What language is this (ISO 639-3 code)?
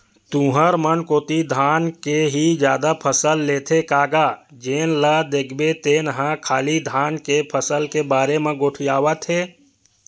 hne